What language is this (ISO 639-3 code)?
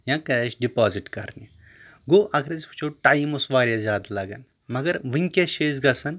kas